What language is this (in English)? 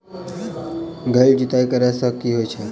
Maithili